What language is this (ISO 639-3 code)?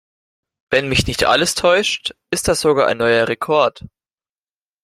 deu